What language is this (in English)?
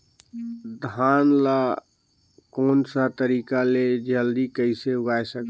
Chhattisgarhi